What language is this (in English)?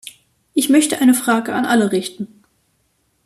German